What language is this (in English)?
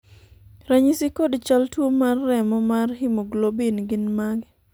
Luo (Kenya and Tanzania)